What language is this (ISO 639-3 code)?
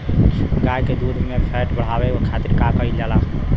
bho